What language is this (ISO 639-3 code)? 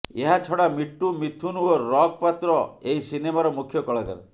ori